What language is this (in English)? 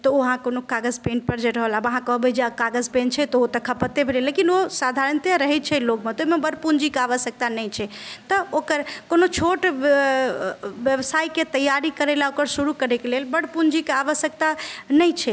Maithili